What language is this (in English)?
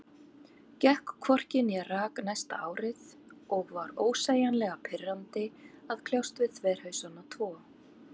Icelandic